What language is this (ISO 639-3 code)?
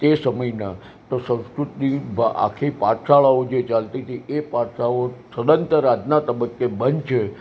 guj